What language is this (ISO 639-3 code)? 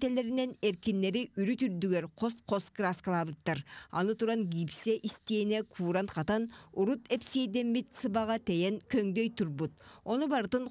tur